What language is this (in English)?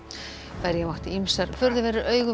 Icelandic